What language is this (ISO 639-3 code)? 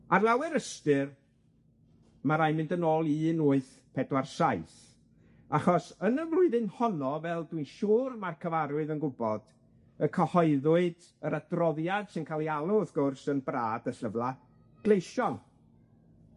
cym